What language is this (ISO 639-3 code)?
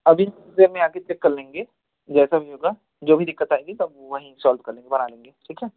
hin